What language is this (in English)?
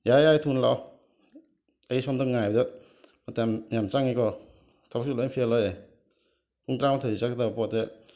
Manipuri